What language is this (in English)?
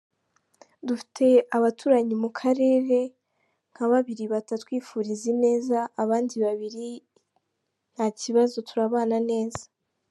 Kinyarwanda